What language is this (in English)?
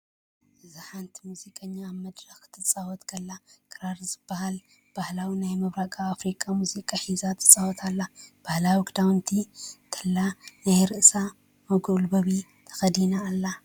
Tigrinya